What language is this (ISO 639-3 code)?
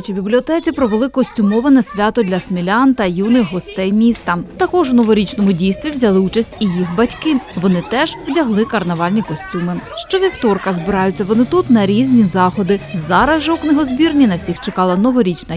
ukr